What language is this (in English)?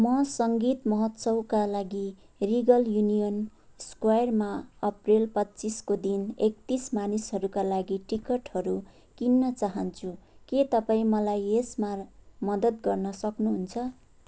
Nepali